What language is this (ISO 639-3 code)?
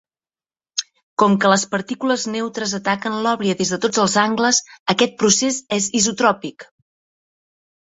cat